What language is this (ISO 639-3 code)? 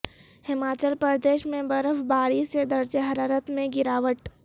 urd